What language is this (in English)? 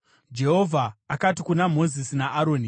Shona